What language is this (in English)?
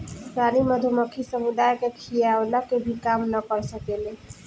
Bhojpuri